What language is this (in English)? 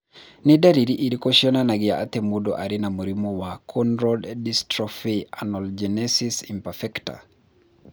Kikuyu